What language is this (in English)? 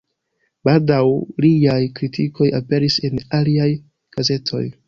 Esperanto